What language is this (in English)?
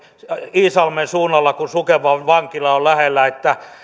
Finnish